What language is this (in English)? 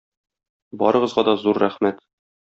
Tatar